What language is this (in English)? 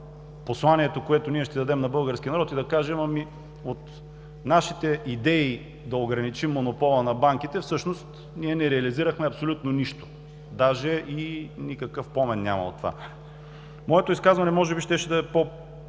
Bulgarian